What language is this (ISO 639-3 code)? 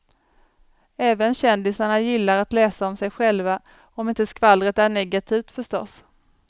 swe